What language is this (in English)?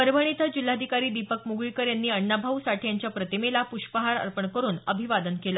Marathi